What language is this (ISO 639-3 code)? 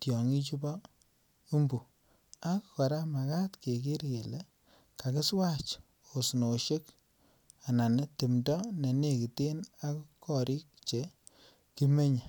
kln